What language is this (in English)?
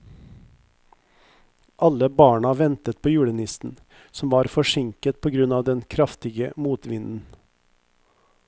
Norwegian